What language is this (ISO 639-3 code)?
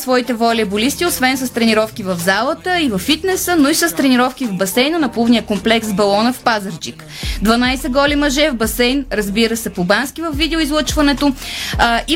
bul